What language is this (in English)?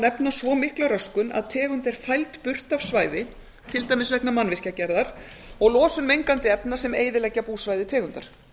Icelandic